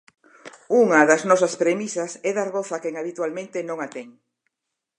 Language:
Galician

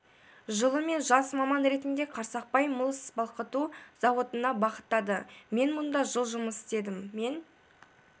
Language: Kazakh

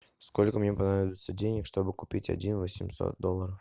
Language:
Russian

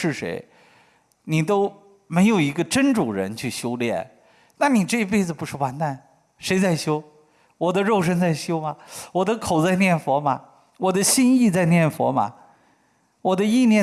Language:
Chinese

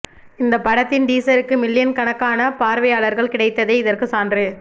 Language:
Tamil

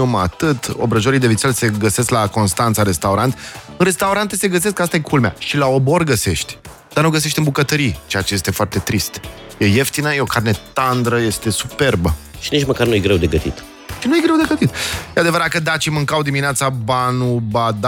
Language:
Romanian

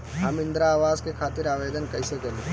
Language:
Bhojpuri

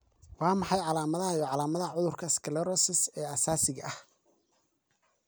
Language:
Somali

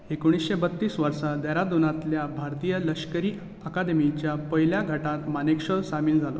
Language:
Konkani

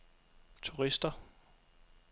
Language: Danish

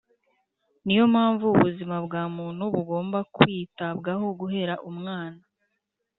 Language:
Kinyarwanda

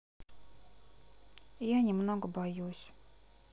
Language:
Russian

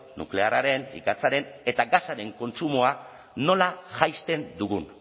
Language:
Basque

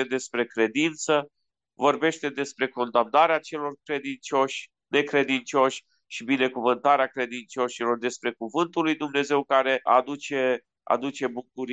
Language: Romanian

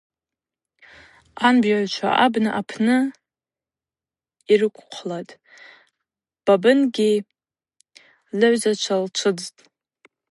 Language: Abaza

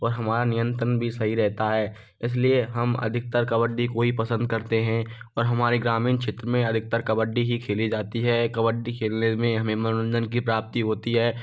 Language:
Hindi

